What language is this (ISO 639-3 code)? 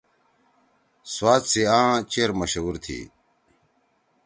trw